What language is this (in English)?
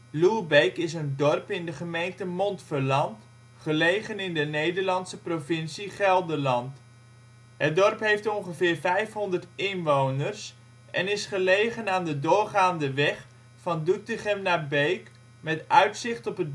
Dutch